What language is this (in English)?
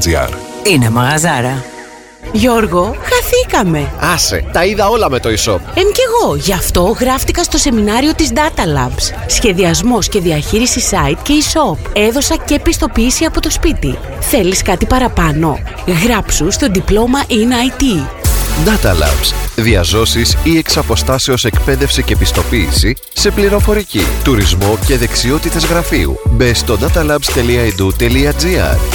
Greek